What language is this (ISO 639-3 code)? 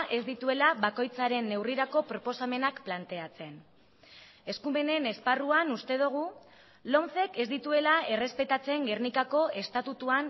eus